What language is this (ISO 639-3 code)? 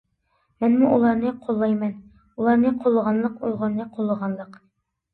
uig